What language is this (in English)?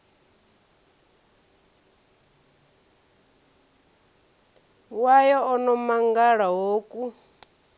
Venda